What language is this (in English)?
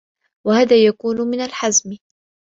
Arabic